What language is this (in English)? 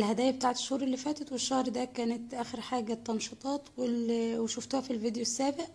Arabic